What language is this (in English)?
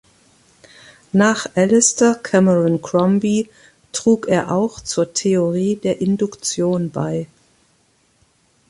German